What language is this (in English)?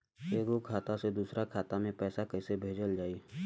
Bhojpuri